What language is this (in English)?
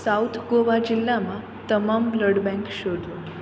Gujarati